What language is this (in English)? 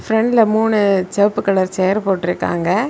Tamil